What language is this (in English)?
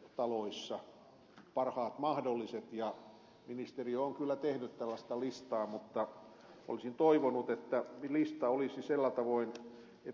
Finnish